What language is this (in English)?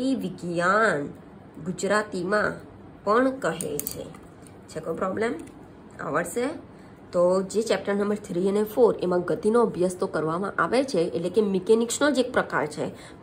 Hindi